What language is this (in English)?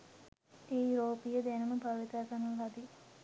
Sinhala